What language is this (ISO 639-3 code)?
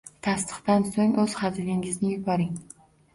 uzb